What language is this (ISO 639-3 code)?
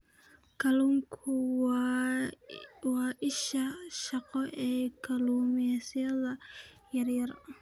som